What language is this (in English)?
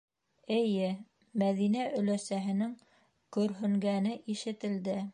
Bashkir